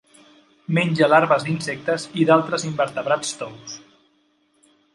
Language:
Catalan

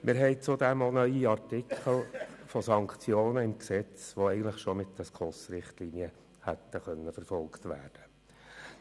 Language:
Swiss German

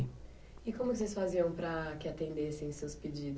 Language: Portuguese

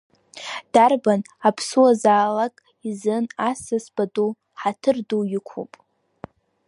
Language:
Abkhazian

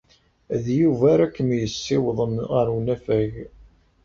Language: Kabyle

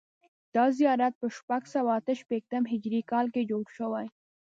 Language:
Pashto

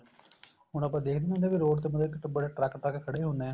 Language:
Punjabi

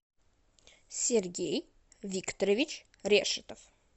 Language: Russian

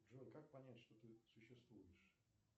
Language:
Russian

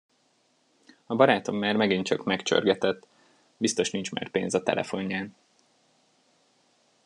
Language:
Hungarian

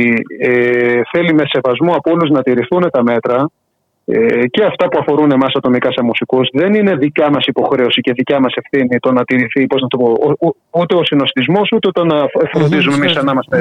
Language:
Greek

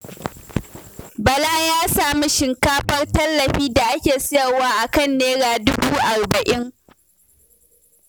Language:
Hausa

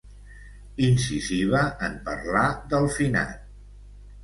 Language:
Catalan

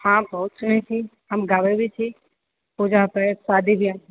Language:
Maithili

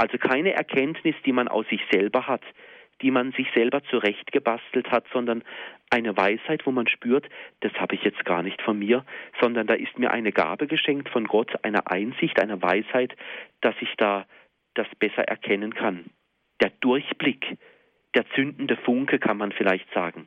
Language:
German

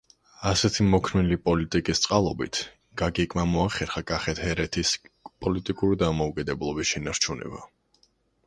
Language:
Georgian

